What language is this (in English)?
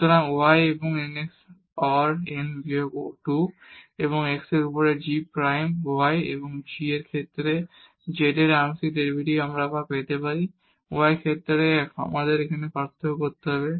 Bangla